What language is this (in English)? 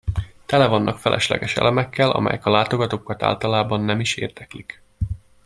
Hungarian